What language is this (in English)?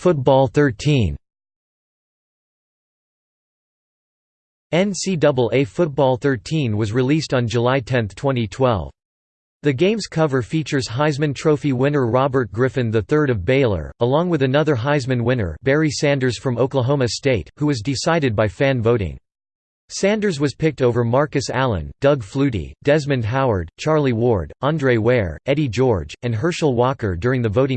English